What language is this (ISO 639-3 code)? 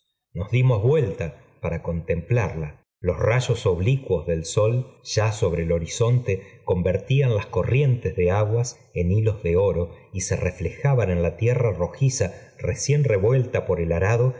spa